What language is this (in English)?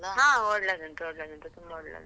Kannada